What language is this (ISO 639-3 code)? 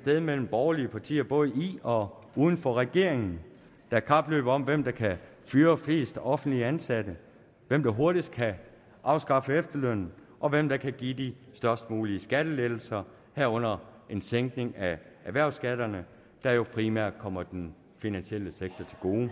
dan